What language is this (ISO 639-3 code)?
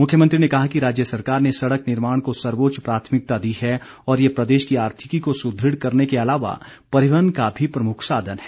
hin